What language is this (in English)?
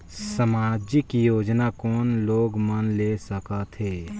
Chhattisgarhi